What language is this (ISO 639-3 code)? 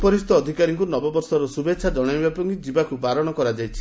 ori